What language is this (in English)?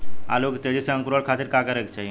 Bhojpuri